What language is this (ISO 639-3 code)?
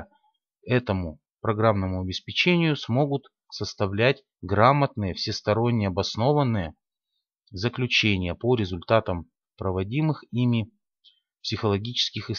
rus